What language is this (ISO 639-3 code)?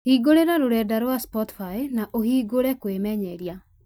kik